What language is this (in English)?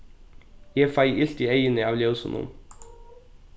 Faroese